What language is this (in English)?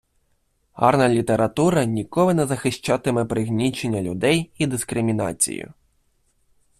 Ukrainian